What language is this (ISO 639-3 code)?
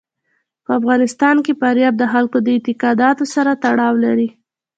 pus